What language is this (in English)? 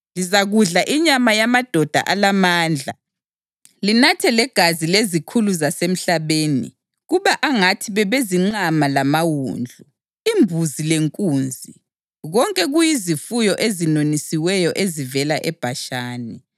North Ndebele